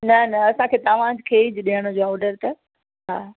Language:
Sindhi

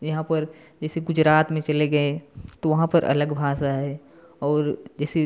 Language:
Hindi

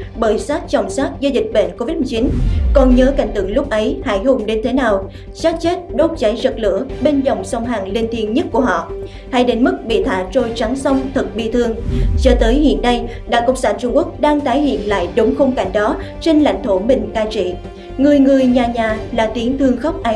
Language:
Vietnamese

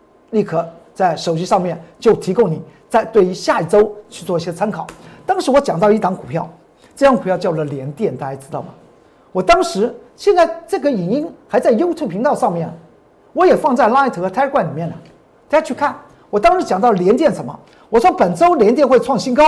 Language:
Chinese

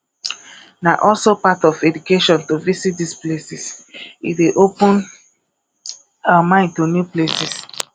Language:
Nigerian Pidgin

